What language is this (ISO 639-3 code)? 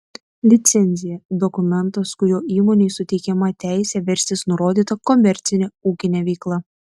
lit